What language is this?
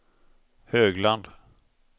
Swedish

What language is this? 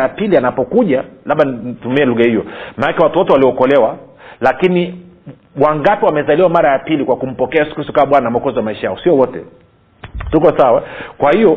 Swahili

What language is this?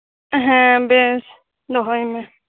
Santali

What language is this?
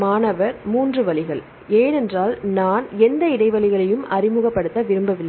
Tamil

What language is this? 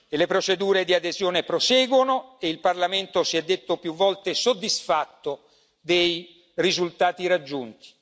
Italian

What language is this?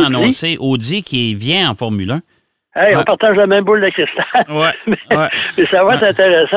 French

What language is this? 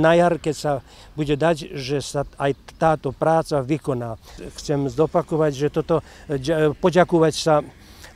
Slovak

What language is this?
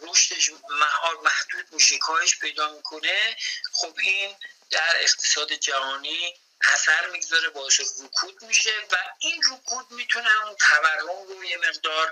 Persian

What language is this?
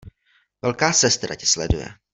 Czech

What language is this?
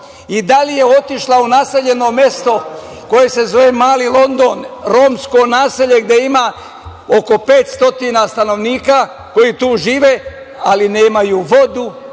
Serbian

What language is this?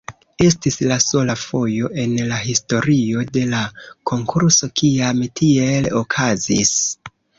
Esperanto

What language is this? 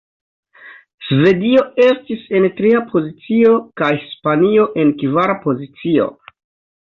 Esperanto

